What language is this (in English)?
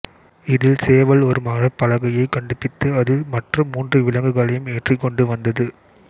Tamil